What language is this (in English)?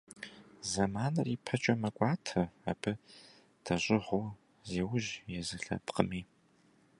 Kabardian